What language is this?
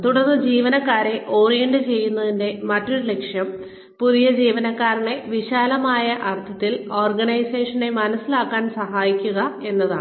Malayalam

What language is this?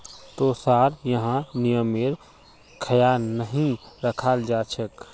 Magahi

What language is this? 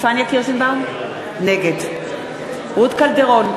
Hebrew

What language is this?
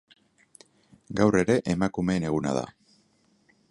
Basque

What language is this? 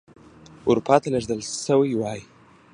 Pashto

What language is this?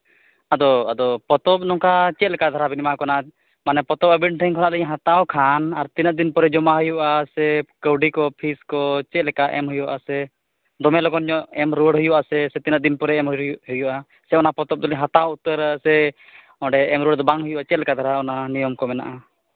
Santali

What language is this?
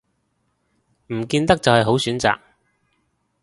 Cantonese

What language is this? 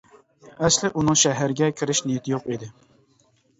Uyghur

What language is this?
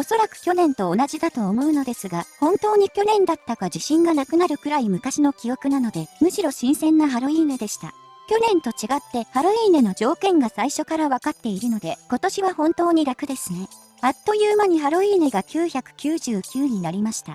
Japanese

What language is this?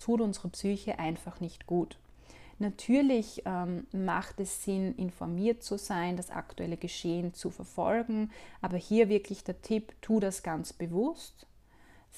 German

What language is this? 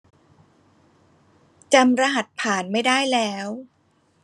Thai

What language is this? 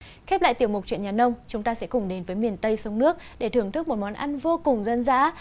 Vietnamese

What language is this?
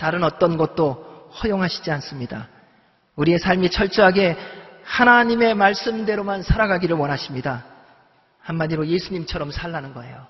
Korean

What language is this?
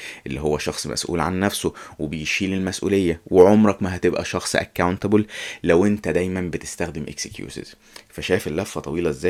Arabic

